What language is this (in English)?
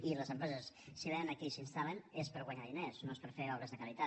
Catalan